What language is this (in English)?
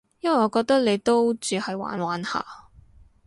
Cantonese